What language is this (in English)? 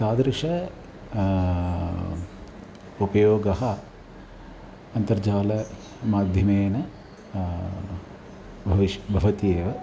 Sanskrit